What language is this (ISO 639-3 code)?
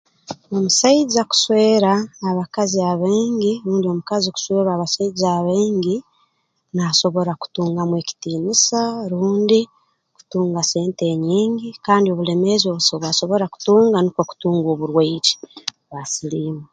ttj